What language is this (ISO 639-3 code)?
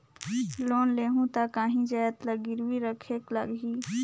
hne